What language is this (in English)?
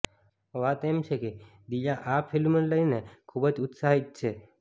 Gujarati